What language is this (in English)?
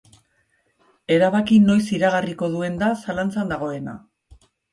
Basque